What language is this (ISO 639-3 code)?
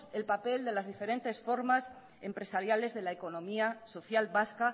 spa